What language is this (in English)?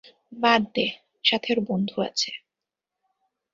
Bangla